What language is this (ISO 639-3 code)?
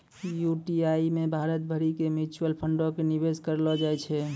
mai